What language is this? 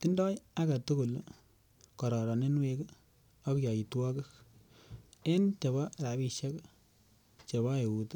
Kalenjin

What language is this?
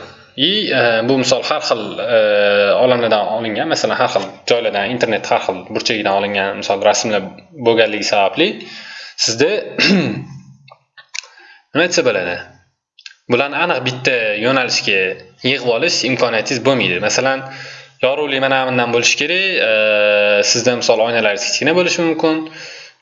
Turkish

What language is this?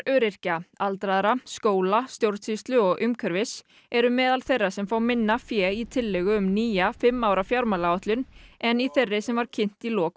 Icelandic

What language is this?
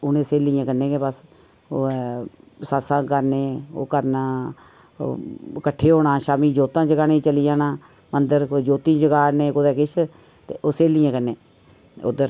Dogri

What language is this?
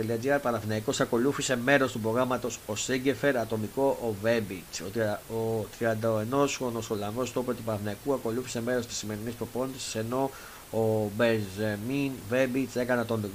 Greek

